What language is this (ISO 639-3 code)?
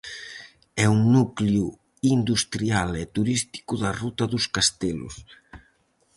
glg